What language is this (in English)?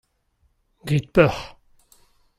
Breton